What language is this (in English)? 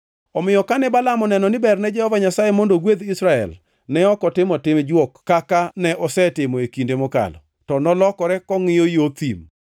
Luo (Kenya and Tanzania)